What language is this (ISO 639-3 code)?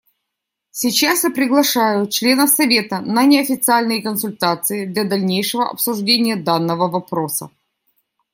rus